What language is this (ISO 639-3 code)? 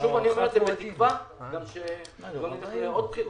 heb